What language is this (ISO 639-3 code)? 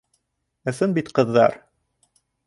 bak